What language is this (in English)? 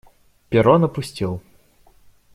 Russian